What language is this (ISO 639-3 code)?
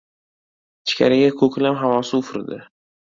uzb